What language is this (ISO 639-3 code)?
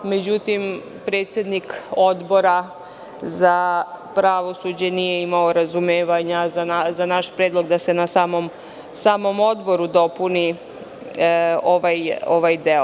srp